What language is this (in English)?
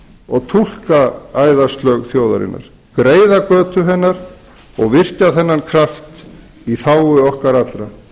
Icelandic